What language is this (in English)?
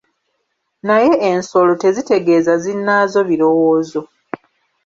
Ganda